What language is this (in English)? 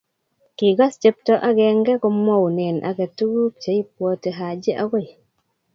Kalenjin